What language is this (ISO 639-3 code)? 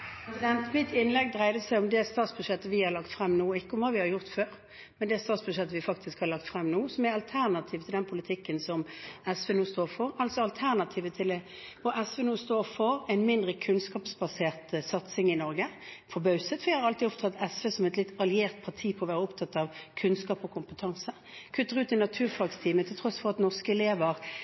nob